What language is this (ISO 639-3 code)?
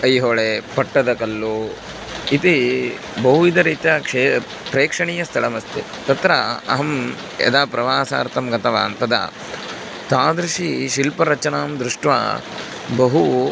san